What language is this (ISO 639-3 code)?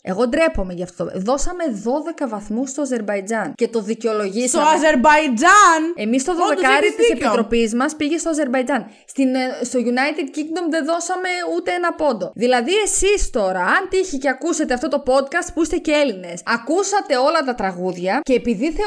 ell